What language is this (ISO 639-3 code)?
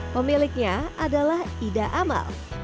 ind